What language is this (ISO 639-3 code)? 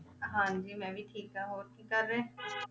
pan